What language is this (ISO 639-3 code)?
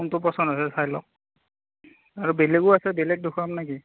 asm